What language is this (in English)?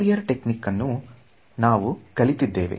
Kannada